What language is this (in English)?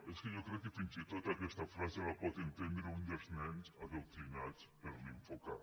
Catalan